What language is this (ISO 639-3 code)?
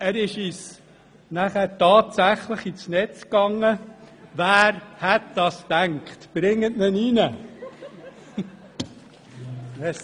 gsw